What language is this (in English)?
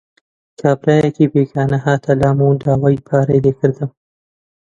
Central Kurdish